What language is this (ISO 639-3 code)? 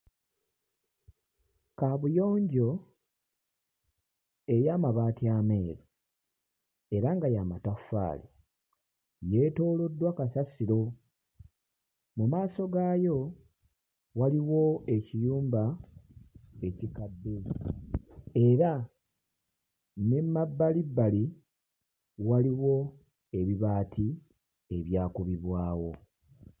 lug